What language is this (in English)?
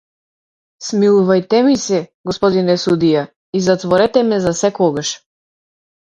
Macedonian